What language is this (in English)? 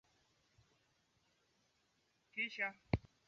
Swahili